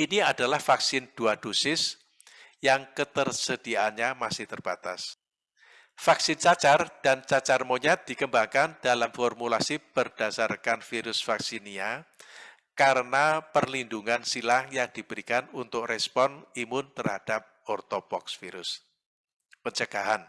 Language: Indonesian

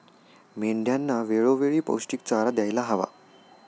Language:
Marathi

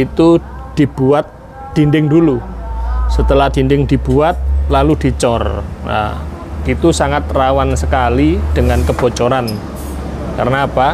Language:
Indonesian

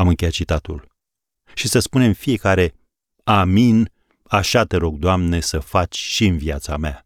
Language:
Romanian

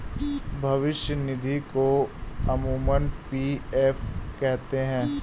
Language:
Hindi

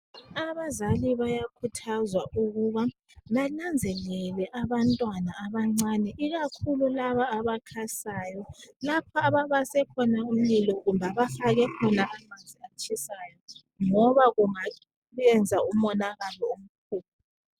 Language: North Ndebele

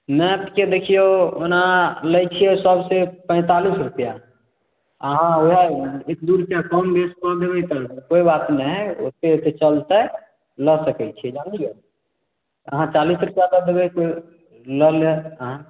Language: Maithili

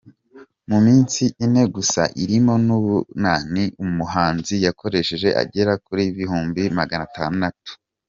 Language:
Kinyarwanda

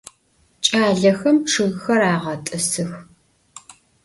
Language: Adyghe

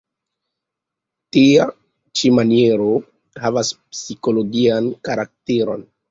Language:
Esperanto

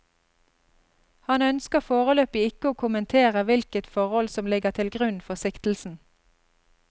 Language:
Norwegian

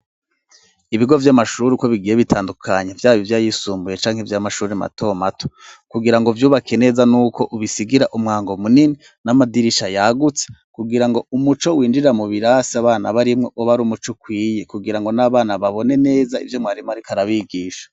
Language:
Rundi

